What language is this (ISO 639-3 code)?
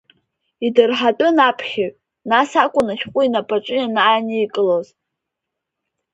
abk